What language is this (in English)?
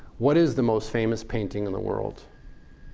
English